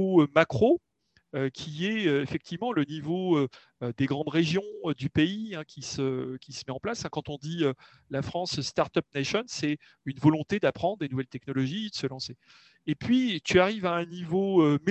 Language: French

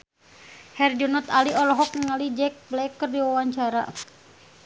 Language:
Sundanese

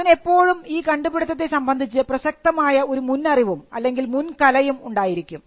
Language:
Malayalam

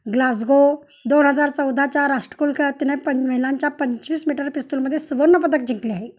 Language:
Marathi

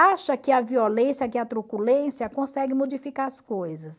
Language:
Portuguese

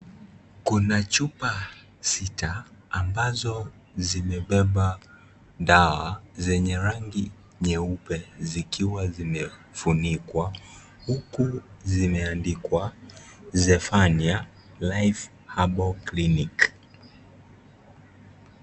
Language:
Swahili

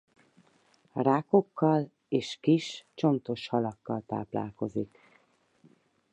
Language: Hungarian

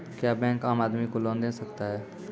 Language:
Maithili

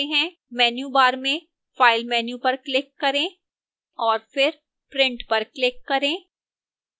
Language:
Hindi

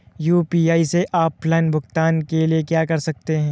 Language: Hindi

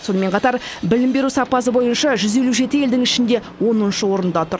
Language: Kazakh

